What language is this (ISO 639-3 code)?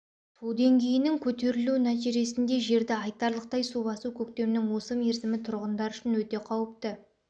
kaz